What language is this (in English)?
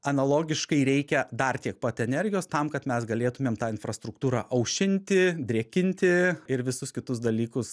Lithuanian